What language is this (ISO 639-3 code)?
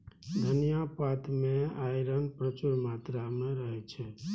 mai